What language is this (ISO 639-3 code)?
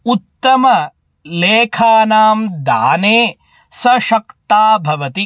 san